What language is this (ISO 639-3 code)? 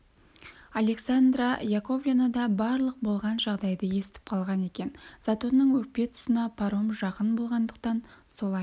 kaz